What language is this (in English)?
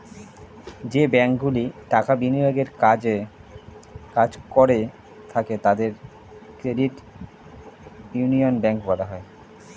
Bangla